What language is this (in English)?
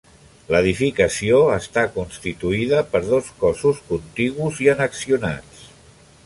Catalan